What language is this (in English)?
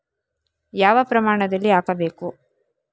Kannada